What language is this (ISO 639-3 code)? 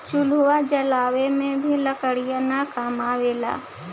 bho